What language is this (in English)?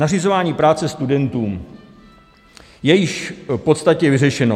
Czech